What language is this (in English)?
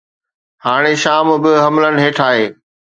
Sindhi